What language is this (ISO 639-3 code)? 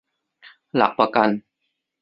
tha